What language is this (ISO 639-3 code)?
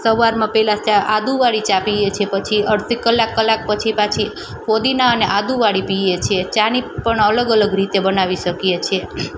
guj